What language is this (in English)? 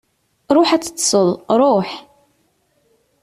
Kabyle